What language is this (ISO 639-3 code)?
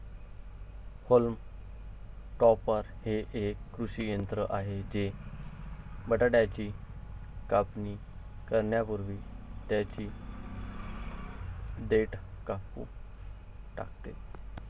mar